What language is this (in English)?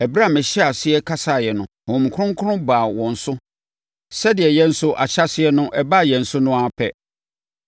Akan